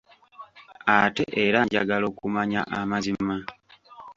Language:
Ganda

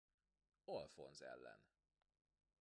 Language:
Hungarian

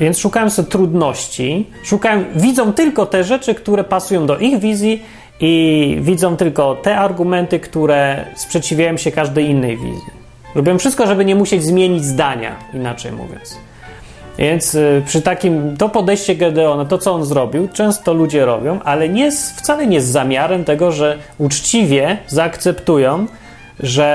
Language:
Polish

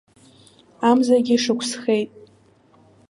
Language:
Abkhazian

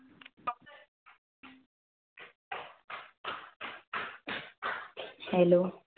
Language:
Marathi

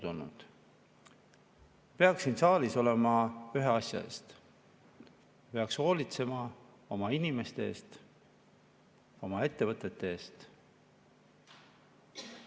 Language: Estonian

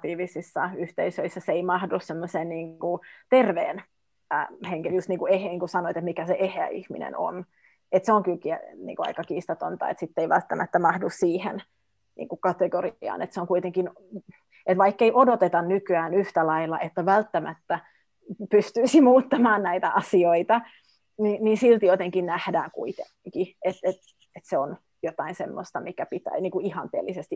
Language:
Finnish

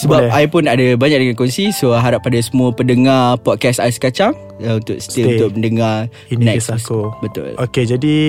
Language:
Malay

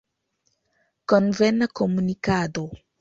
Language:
Esperanto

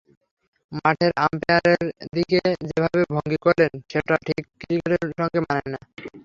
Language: Bangla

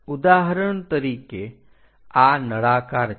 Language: Gujarati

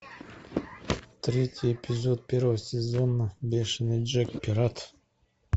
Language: Russian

